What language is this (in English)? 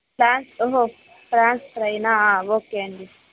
Telugu